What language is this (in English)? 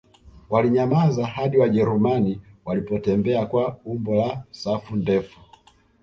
Swahili